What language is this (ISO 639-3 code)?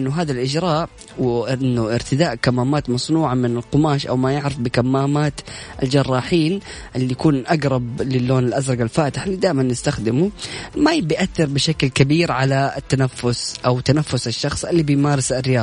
ara